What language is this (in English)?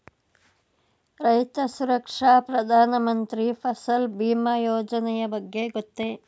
Kannada